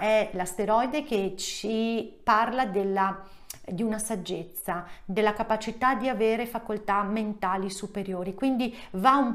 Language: Italian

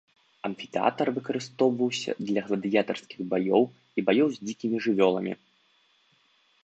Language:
Belarusian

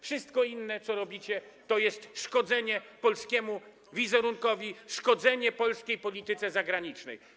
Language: Polish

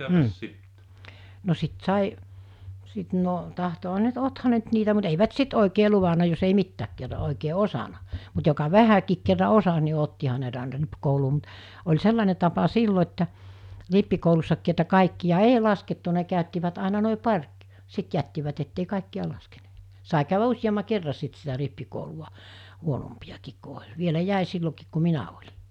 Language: Finnish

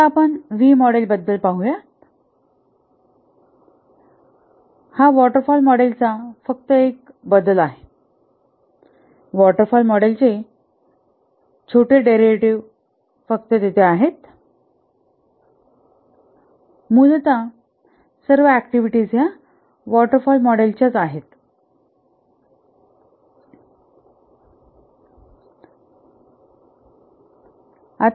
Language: Marathi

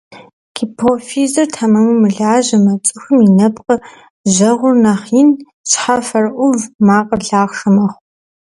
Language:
Kabardian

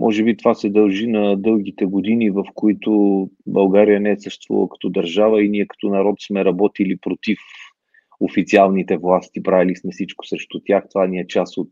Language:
Bulgarian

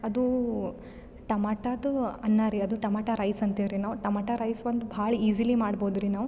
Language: Kannada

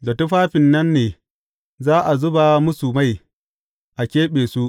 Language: Hausa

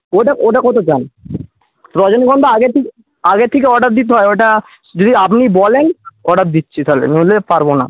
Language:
Bangla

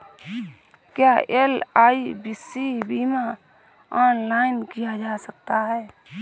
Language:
Hindi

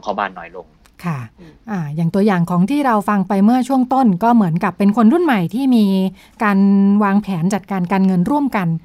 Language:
Thai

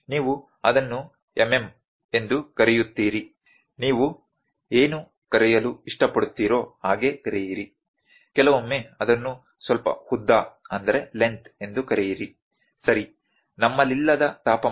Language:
Kannada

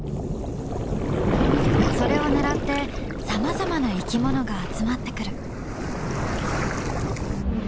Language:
Japanese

